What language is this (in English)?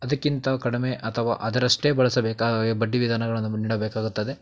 Kannada